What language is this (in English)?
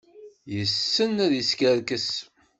Kabyle